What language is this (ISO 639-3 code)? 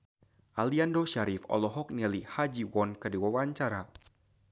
sun